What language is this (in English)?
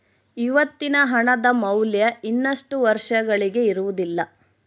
Kannada